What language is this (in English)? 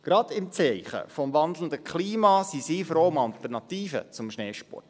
Swiss German